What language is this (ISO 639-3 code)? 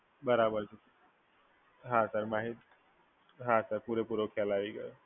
guj